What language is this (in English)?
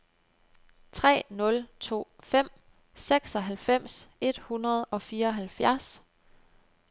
Danish